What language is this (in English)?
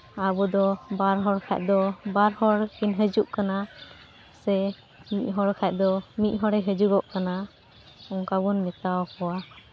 Santali